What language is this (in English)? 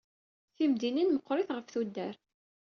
Kabyle